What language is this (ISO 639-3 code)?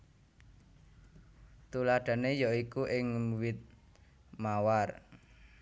jav